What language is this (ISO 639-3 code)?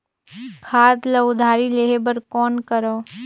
hne